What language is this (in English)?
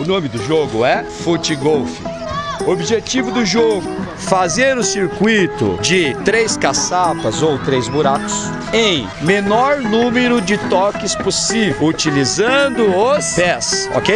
Portuguese